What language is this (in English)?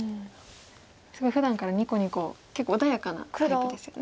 Japanese